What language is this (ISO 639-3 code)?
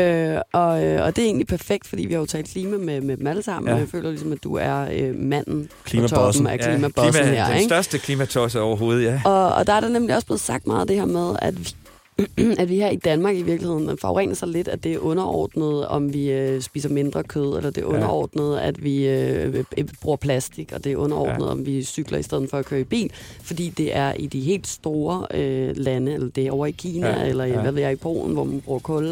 dan